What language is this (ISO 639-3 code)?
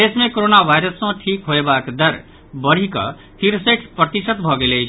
mai